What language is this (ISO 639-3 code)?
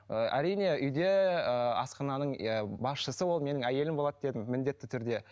kaz